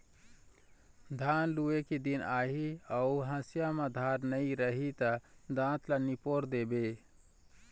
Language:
Chhattisgarhi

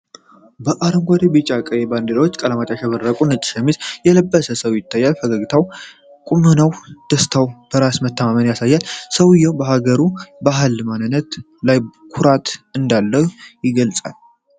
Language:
Amharic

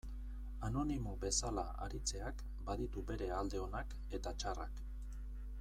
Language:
Basque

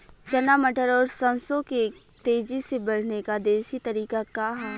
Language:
Bhojpuri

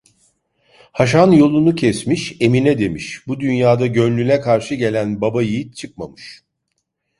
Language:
Turkish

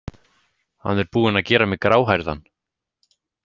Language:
Icelandic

